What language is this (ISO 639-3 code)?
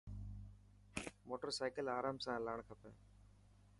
mki